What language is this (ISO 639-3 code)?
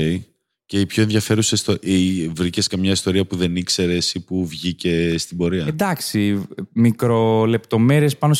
ell